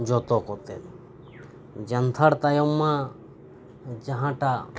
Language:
Santali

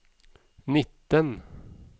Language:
Norwegian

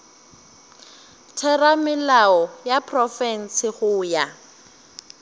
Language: Northern Sotho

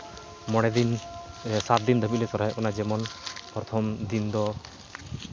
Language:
Santali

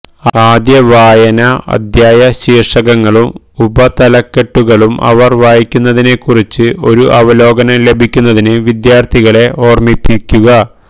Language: Malayalam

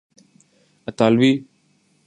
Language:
Urdu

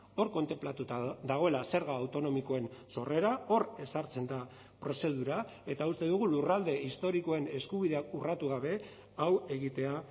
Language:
Basque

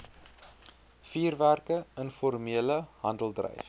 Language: Afrikaans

